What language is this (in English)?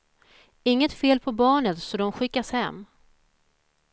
Swedish